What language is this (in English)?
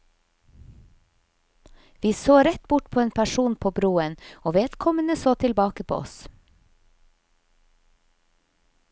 Norwegian